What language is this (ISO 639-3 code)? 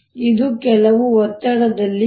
kan